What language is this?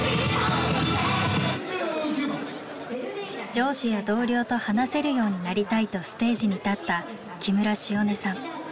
Japanese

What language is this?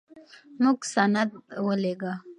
Pashto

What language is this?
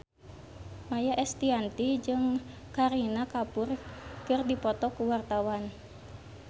Sundanese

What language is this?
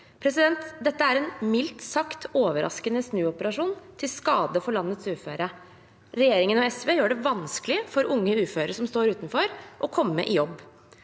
Norwegian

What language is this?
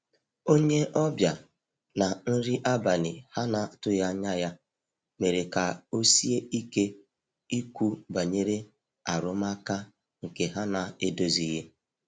Igbo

